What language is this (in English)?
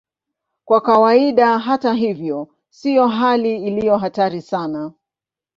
Swahili